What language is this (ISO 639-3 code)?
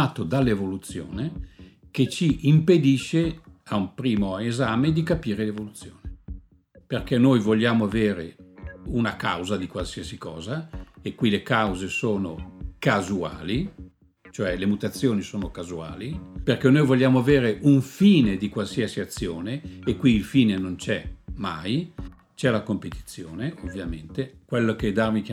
ita